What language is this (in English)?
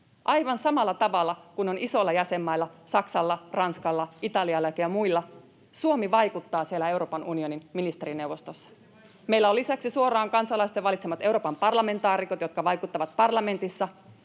Finnish